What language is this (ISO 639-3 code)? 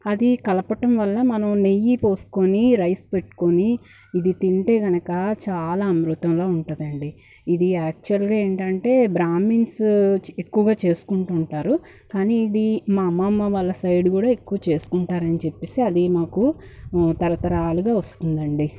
tel